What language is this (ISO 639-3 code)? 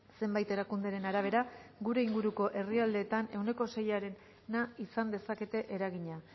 eus